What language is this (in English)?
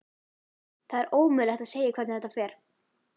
Icelandic